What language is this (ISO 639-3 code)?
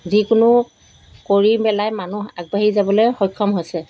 asm